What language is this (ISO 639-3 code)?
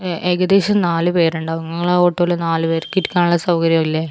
mal